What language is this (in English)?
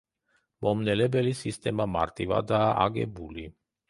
Georgian